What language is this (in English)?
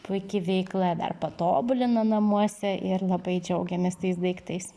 Lithuanian